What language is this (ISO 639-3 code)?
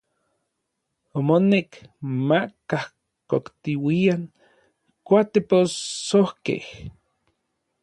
nlv